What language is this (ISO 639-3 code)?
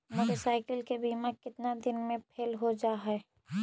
mag